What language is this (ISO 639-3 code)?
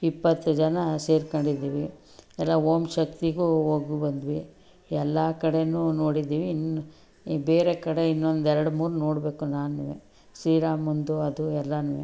kan